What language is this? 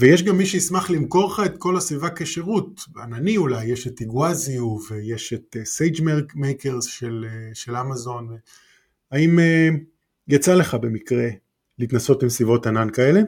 Hebrew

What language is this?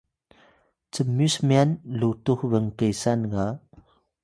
Atayal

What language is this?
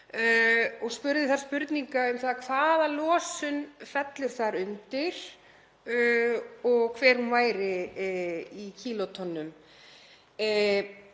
Icelandic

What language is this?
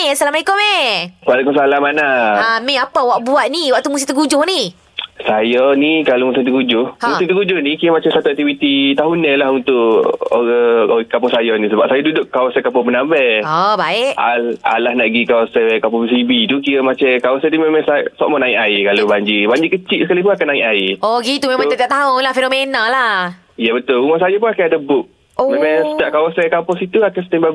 Malay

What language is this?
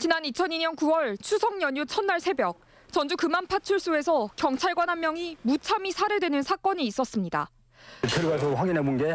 Korean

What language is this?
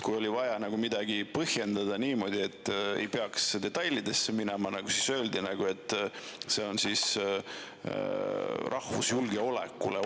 Estonian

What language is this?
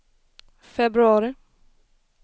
Swedish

